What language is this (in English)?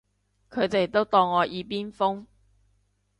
Cantonese